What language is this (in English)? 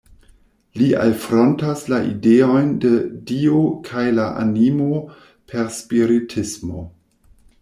Esperanto